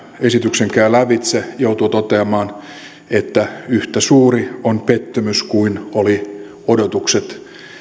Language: Finnish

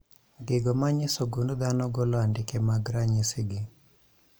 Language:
Luo (Kenya and Tanzania)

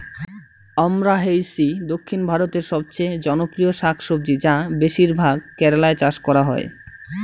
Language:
Bangla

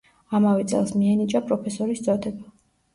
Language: Georgian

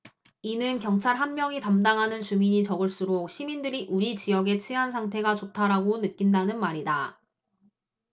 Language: Korean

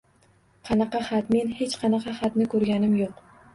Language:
Uzbek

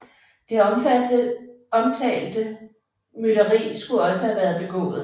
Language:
Danish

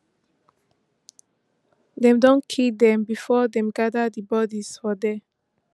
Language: Nigerian Pidgin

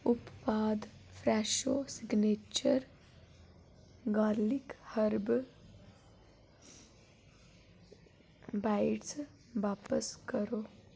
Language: Dogri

